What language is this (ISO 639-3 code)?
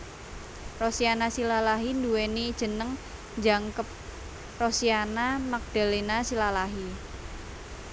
jav